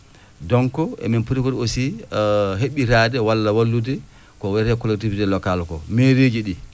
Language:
Fula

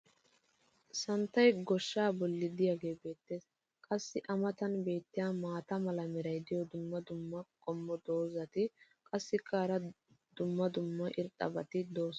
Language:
Wolaytta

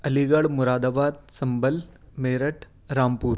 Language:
Urdu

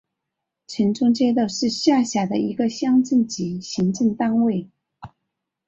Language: Chinese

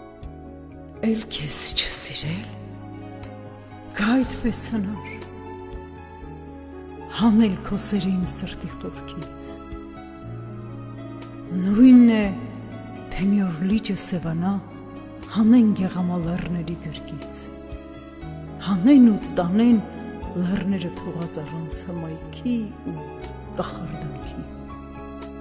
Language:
Dutch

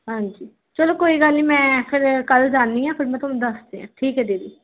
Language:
Punjabi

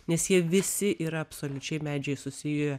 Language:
Lithuanian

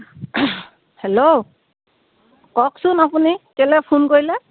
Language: Assamese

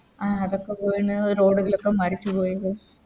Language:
Malayalam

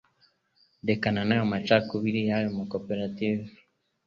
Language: Kinyarwanda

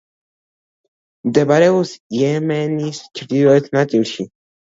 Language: Georgian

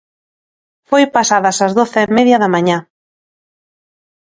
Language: Galician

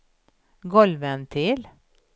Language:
Swedish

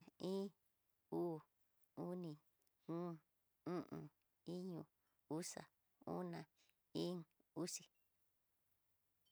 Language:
Tidaá Mixtec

